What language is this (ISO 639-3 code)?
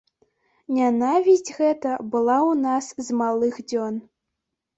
bel